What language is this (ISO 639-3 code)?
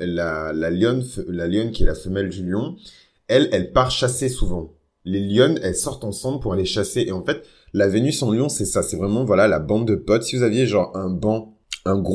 fra